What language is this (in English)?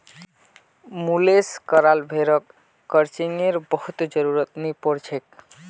Magahi